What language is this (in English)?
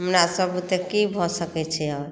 Maithili